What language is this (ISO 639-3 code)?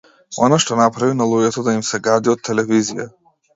mkd